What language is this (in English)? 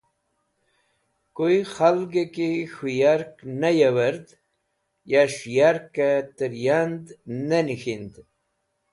Wakhi